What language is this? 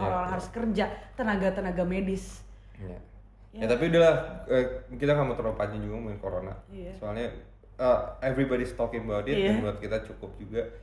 Indonesian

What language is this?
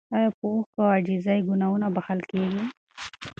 Pashto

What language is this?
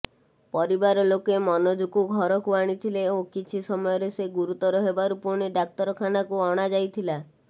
Odia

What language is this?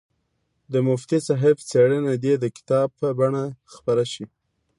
Pashto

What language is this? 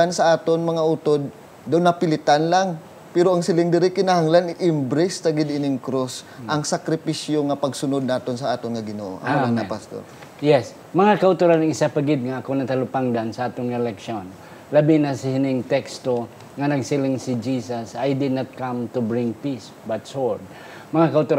Filipino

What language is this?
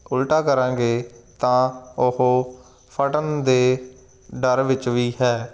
Punjabi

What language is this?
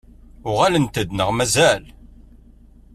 Kabyle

